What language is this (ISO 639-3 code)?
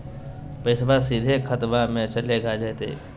mag